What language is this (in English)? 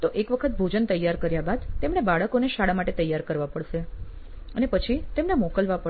Gujarati